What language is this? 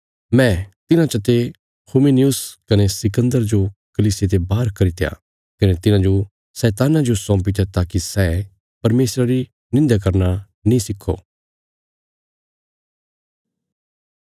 Bilaspuri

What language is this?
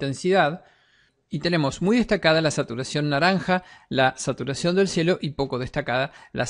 Spanish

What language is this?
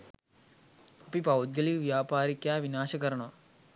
Sinhala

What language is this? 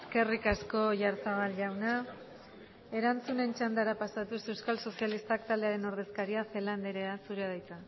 Basque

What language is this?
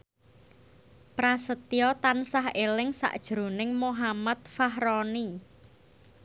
Javanese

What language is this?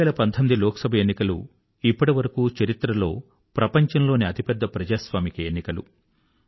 Telugu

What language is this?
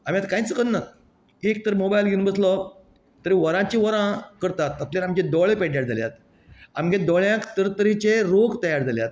Konkani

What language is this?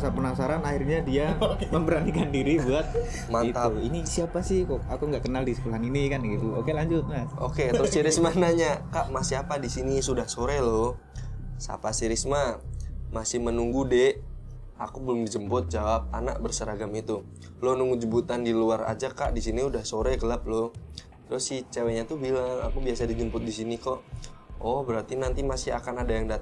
Indonesian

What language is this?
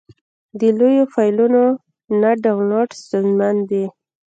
Pashto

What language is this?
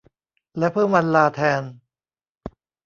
Thai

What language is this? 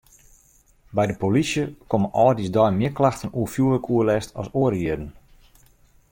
Western Frisian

